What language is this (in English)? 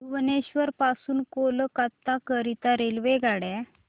Marathi